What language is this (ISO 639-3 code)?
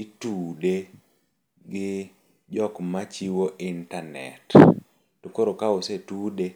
luo